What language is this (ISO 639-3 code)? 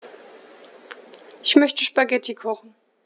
deu